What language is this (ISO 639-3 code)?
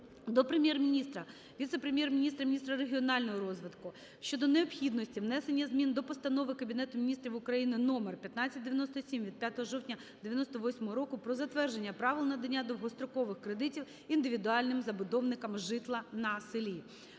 ukr